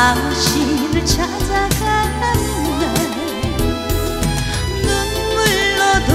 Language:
Romanian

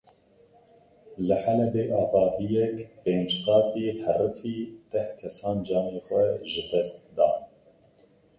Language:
Kurdish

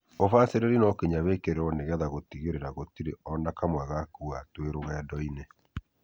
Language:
Kikuyu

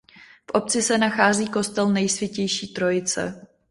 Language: Czech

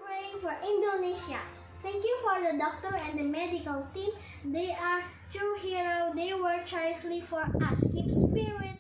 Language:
Indonesian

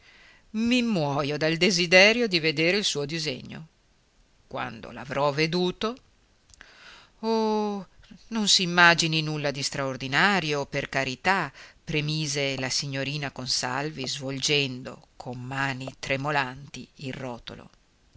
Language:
Italian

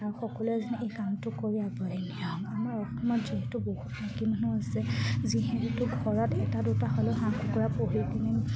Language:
Assamese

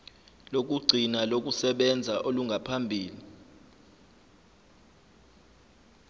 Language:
Zulu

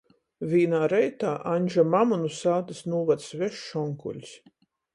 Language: Latgalian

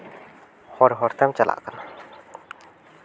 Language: Santali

